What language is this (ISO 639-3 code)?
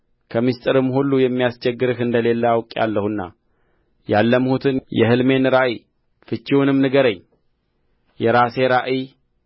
amh